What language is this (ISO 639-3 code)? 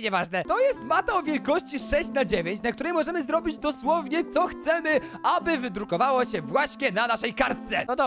pol